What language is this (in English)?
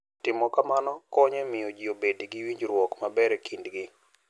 Luo (Kenya and Tanzania)